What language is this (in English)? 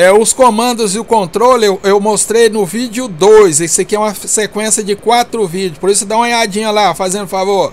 Portuguese